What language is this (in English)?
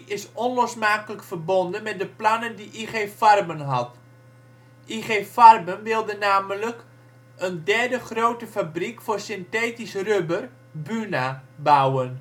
Dutch